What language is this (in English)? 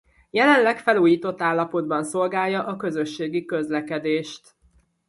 Hungarian